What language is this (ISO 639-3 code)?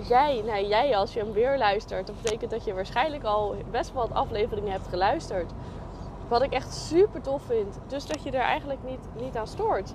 nld